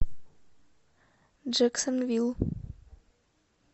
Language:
Russian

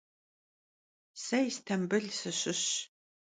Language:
Kabardian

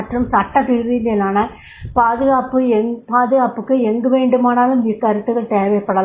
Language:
Tamil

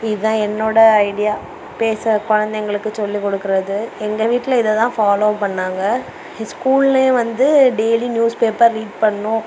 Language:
Tamil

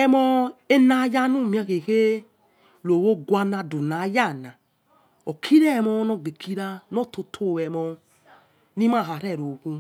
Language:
Yekhee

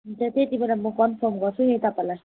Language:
Nepali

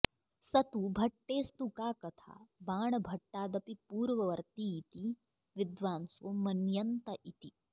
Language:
Sanskrit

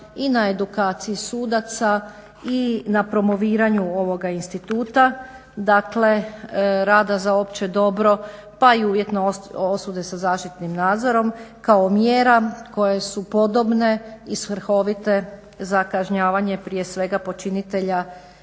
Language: Croatian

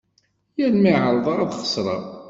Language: Kabyle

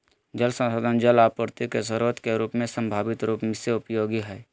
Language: Magahi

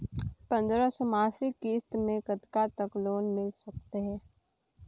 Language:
Chhattisgarhi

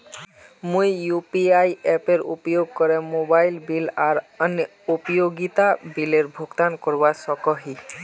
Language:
Magahi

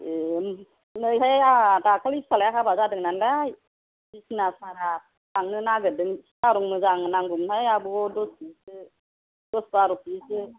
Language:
Bodo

